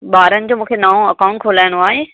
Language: Sindhi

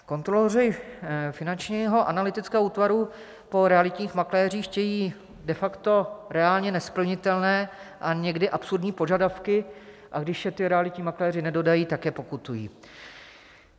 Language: Czech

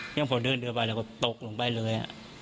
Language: Thai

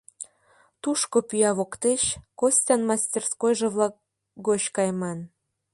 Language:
Mari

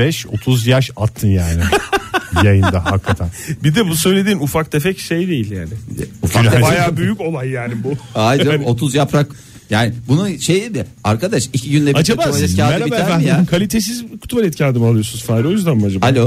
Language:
Turkish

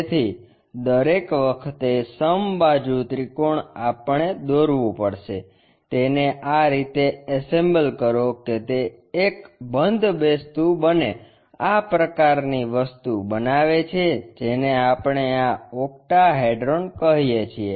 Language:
Gujarati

